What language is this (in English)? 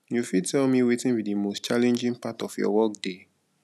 Nigerian Pidgin